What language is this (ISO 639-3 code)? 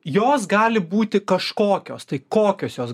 lit